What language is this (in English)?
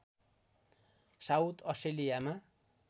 Nepali